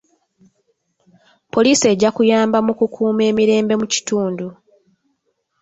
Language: Ganda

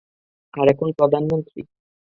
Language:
Bangla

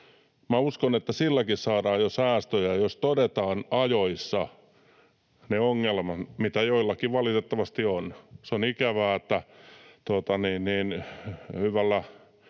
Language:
Finnish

